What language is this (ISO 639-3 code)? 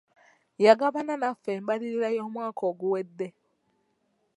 lug